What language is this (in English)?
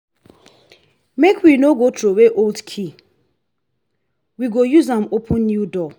Nigerian Pidgin